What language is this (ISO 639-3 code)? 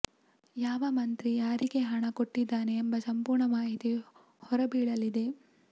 kan